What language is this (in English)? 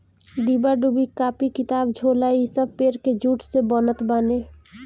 Bhojpuri